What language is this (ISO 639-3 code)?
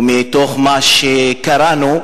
heb